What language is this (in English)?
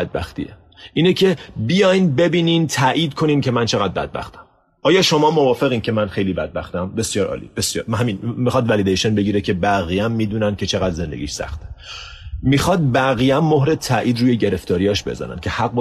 Persian